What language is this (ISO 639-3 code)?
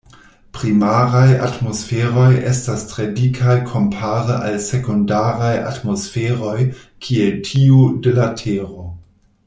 epo